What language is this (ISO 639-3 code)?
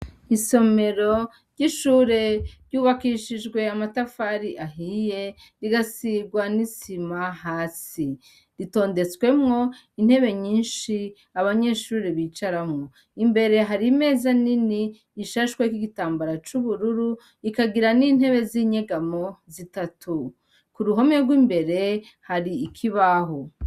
run